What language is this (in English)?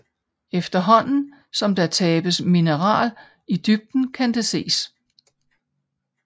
Danish